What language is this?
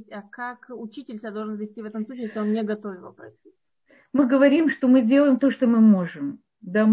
Russian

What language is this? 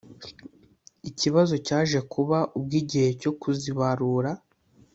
Kinyarwanda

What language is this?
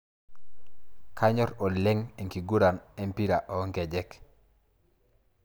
Masai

